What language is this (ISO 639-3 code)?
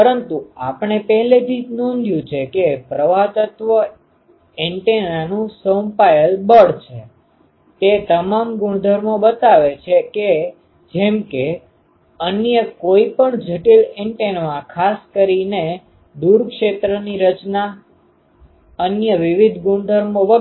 guj